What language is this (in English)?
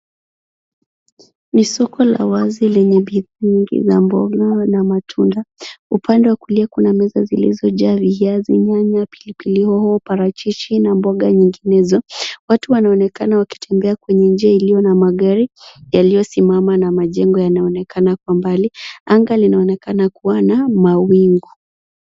Swahili